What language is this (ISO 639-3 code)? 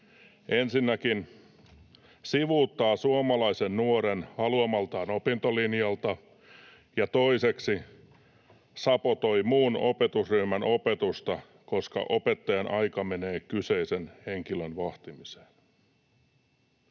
fin